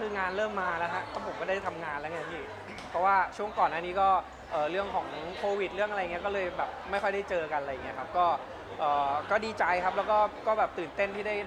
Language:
Thai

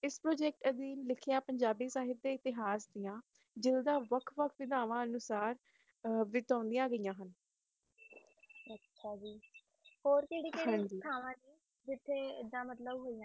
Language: Punjabi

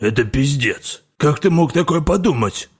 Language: Russian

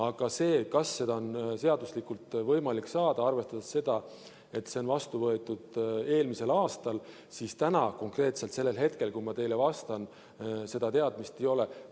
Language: Estonian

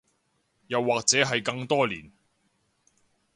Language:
Cantonese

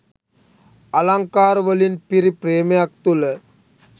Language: Sinhala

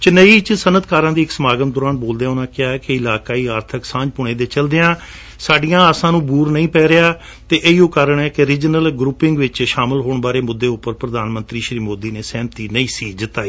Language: Punjabi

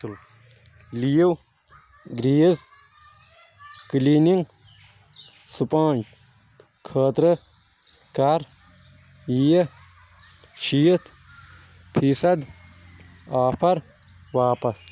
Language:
Kashmiri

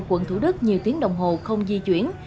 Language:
Vietnamese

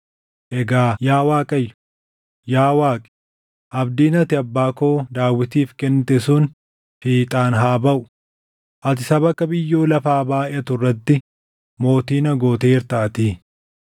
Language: Oromo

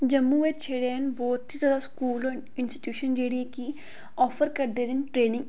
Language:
Dogri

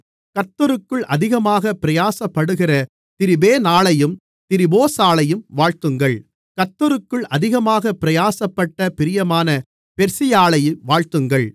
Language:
Tamil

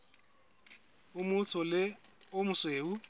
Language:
Southern Sotho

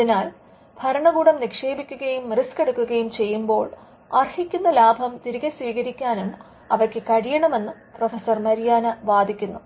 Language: Malayalam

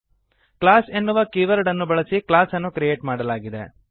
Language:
Kannada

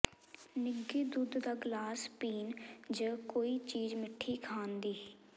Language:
Punjabi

